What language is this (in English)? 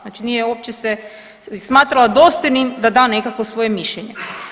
Croatian